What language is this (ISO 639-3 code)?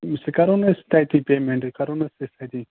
kas